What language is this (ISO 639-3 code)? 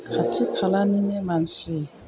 brx